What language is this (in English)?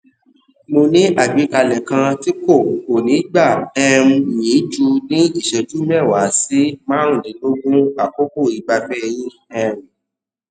Yoruba